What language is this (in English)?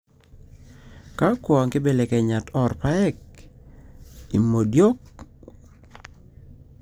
Masai